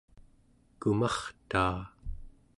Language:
Central Yupik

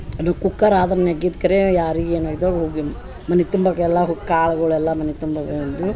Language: Kannada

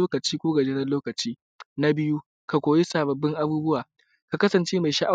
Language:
Hausa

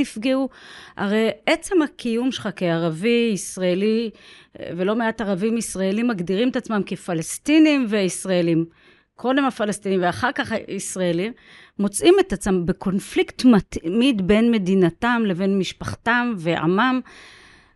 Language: Hebrew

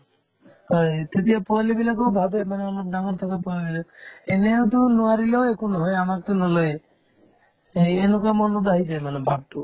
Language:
Assamese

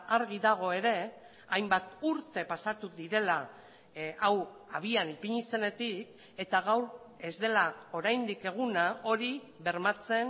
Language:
Basque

